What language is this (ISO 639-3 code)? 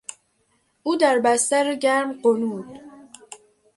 fas